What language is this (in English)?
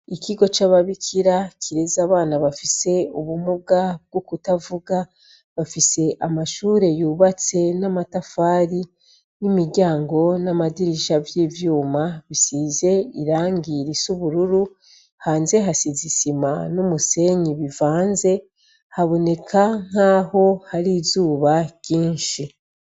Rundi